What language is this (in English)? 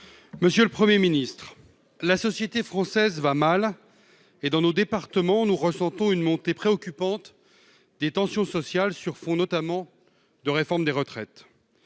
French